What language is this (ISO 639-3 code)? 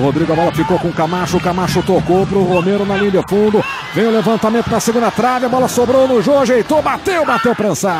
por